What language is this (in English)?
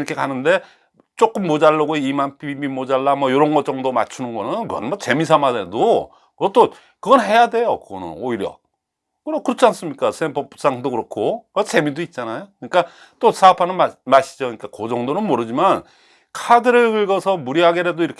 Korean